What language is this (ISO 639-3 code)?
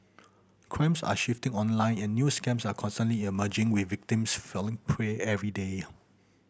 eng